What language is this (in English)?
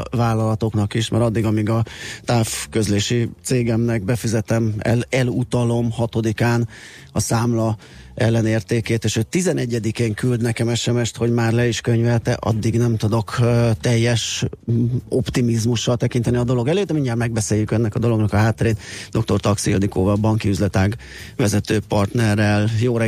Hungarian